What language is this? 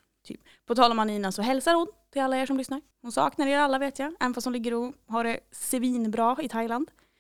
Swedish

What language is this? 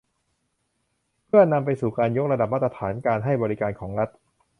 Thai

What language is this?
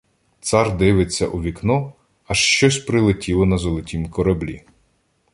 Ukrainian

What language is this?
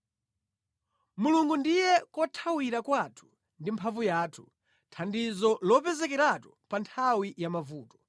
Nyanja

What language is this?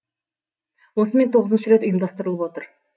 Kazakh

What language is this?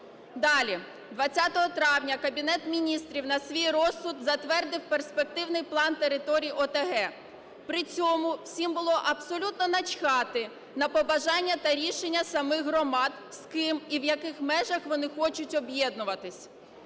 Ukrainian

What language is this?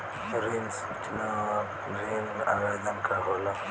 Bhojpuri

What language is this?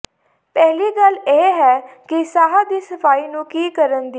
Punjabi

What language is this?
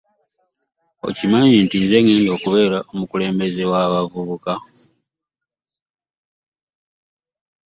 Ganda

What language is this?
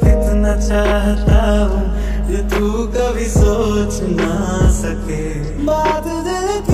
Arabic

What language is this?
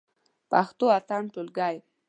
Pashto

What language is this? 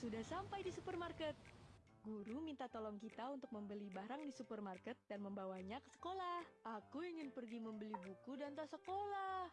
Indonesian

